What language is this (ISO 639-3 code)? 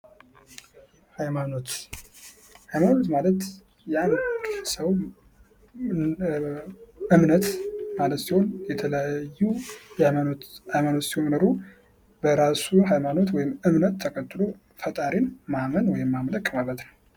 amh